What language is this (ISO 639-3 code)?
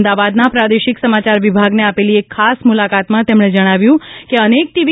guj